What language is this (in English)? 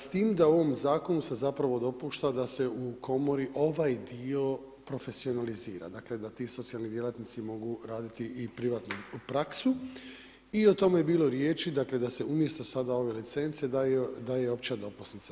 Croatian